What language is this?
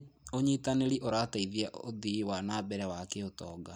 Kikuyu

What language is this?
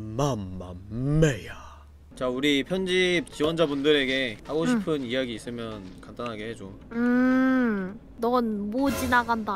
Korean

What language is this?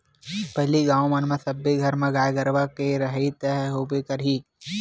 Chhattisgarhi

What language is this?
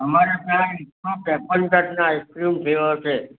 Gujarati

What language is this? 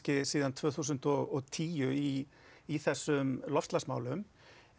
Icelandic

